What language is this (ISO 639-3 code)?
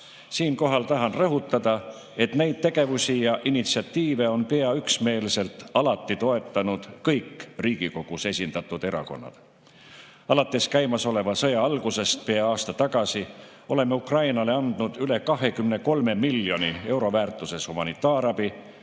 est